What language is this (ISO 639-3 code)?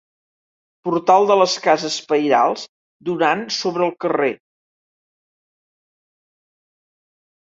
cat